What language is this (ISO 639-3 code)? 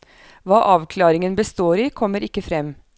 nor